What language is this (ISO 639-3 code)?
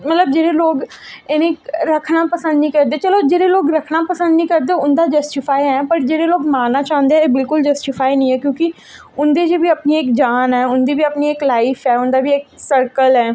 doi